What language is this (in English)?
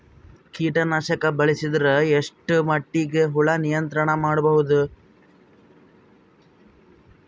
Kannada